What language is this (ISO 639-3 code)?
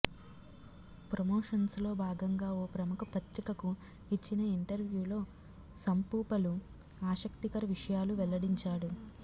tel